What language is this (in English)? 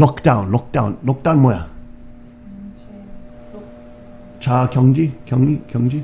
Korean